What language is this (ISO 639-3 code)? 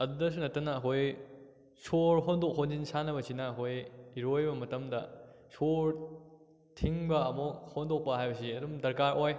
mni